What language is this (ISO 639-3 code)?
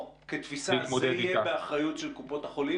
heb